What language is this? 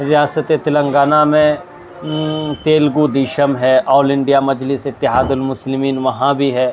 Urdu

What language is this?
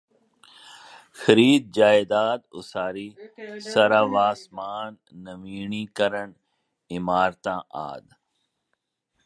Punjabi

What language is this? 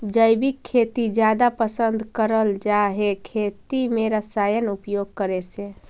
Magahi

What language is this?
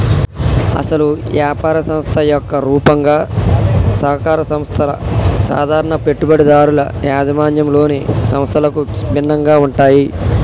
Telugu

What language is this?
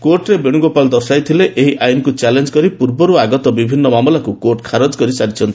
Odia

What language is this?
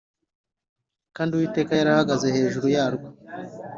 Kinyarwanda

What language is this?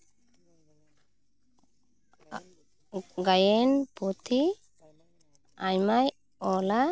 Santali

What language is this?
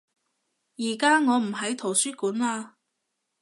Cantonese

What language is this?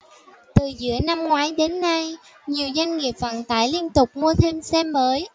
Vietnamese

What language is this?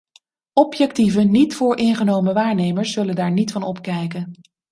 Dutch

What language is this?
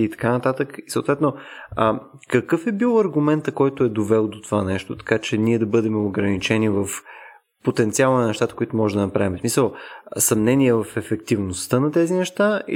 Bulgarian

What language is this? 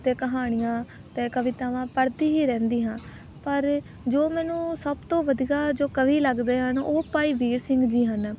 Punjabi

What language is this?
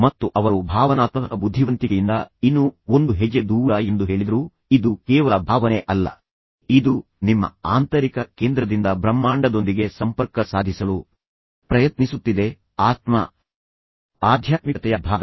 Kannada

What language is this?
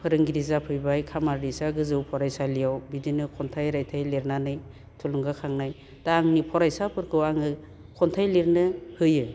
Bodo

